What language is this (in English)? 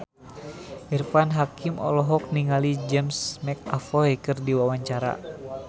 Sundanese